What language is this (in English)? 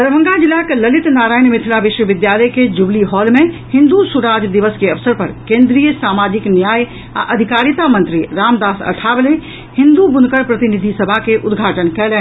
Maithili